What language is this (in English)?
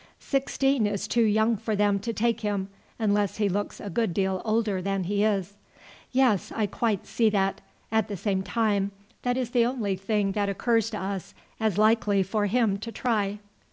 English